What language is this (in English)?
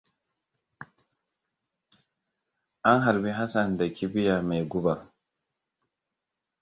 Hausa